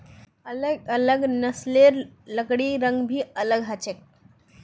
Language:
Magahi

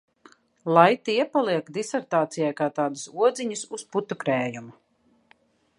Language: Latvian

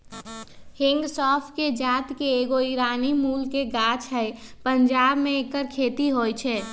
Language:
Magahi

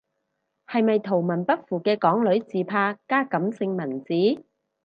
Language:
Cantonese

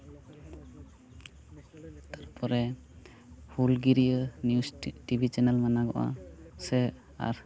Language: Santali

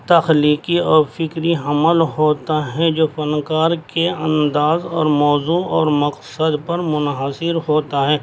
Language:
Urdu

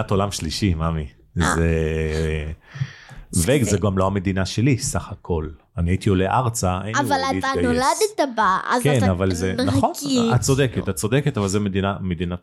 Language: Hebrew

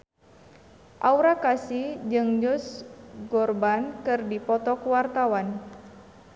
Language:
Sundanese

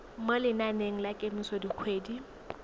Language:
Tswana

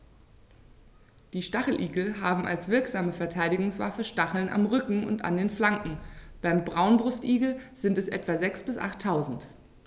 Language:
German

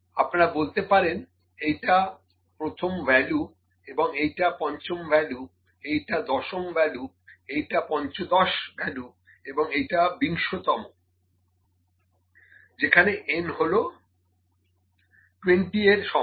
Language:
Bangla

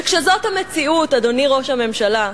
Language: Hebrew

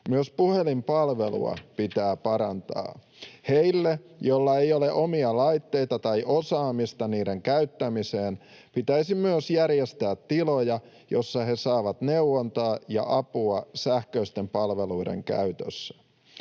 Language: Finnish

